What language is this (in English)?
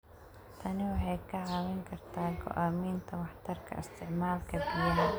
Somali